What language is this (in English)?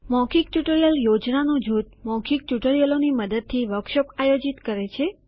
Gujarati